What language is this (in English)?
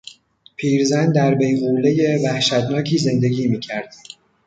Persian